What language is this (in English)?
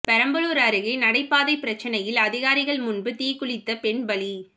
Tamil